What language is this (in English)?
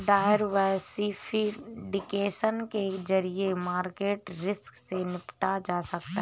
Hindi